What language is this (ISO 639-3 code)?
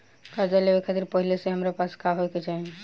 bho